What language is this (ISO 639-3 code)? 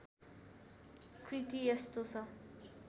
nep